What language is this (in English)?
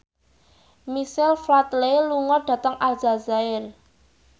Javanese